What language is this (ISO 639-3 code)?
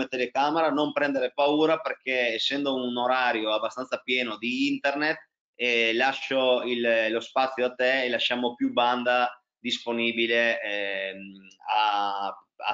ita